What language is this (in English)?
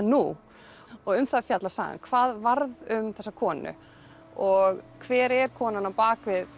Icelandic